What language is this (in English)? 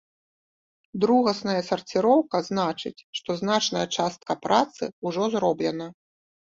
Belarusian